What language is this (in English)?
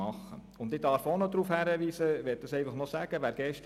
Swiss German